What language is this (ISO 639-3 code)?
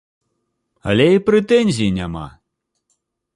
bel